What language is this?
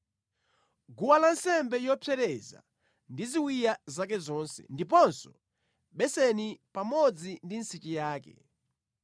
Nyanja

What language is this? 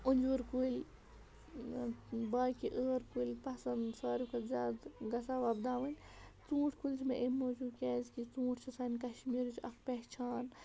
Kashmiri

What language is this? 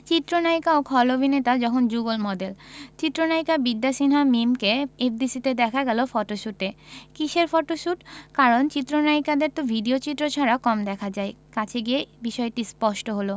Bangla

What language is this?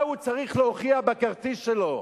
Hebrew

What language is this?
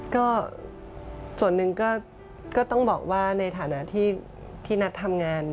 Thai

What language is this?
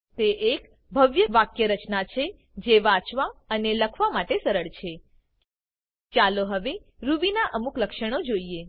Gujarati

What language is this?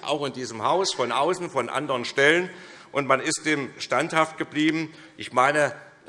German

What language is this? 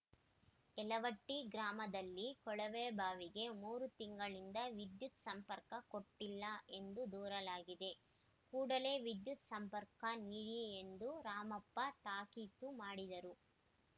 Kannada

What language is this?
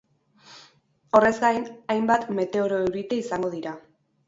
Basque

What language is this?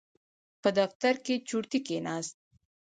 Pashto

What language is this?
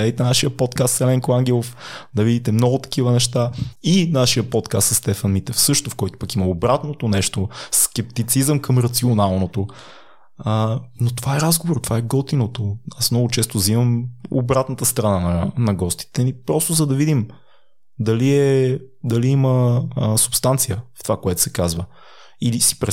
Bulgarian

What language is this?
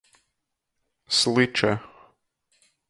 Latgalian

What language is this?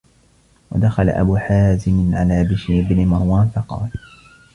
Arabic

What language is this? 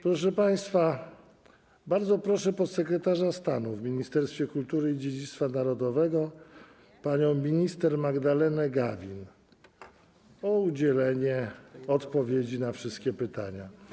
Polish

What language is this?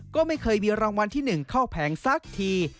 Thai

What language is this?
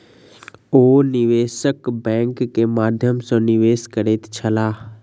Maithili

